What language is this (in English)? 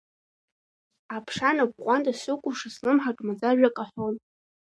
Abkhazian